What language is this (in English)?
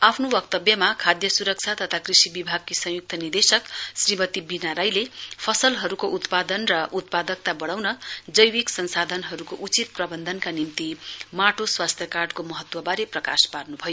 Nepali